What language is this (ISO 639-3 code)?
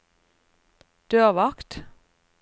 nor